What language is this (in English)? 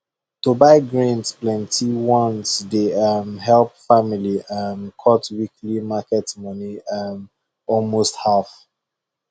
Nigerian Pidgin